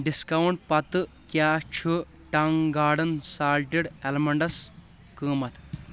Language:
Kashmiri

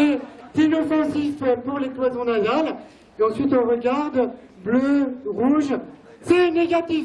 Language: French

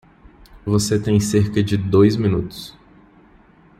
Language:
Portuguese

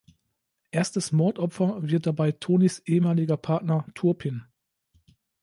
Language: German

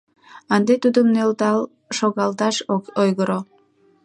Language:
Mari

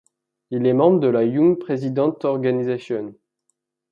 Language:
French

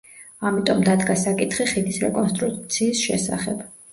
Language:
Georgian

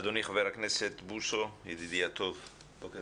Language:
Hebrew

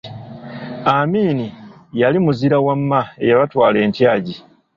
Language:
Ganda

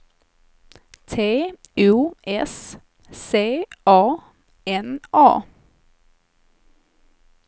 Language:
Swedish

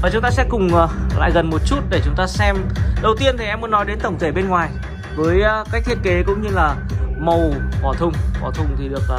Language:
Vietnamese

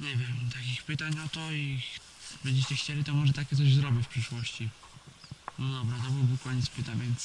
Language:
Polish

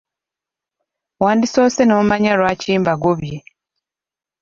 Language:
Ganda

